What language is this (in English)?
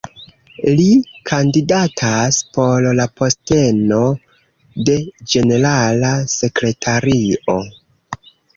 Esperanto